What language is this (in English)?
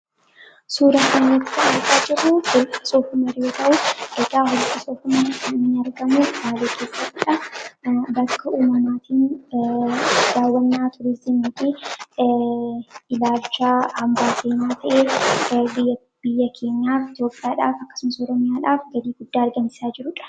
Oromo